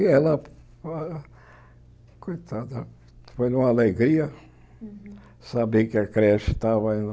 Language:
Portuguese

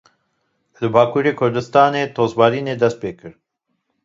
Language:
Kurdish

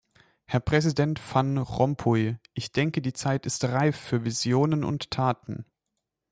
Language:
German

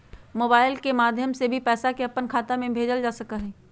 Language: Magahi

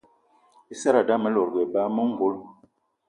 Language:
Eton (Cameroon)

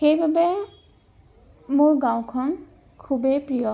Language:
Assamese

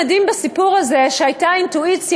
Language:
Hebrew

